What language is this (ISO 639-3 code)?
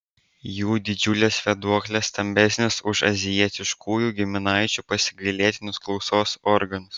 lit